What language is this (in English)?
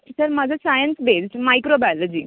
Konkani